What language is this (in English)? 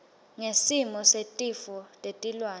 Swati